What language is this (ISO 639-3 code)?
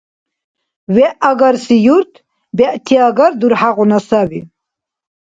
dar